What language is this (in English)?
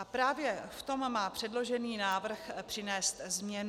Czech